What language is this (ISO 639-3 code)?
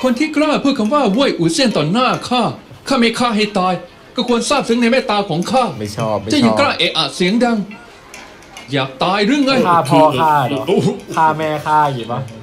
tha